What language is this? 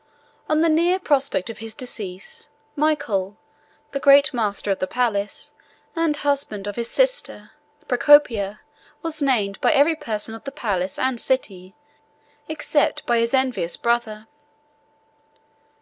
English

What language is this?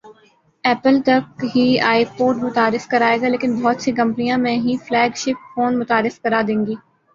Urdu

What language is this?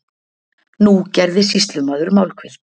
Icelandic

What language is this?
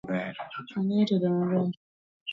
Luo (Kenya and Tanzania)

